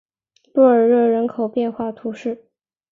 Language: Chinese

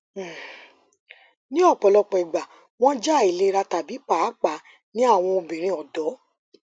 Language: Yoruba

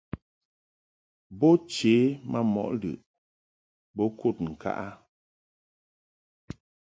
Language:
Mungaka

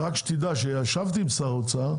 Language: Hebrew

